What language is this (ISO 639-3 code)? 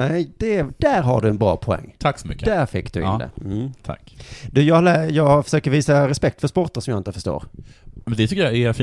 swe